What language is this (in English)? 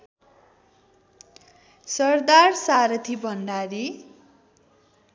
Nepali